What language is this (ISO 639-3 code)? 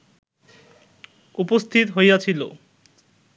ben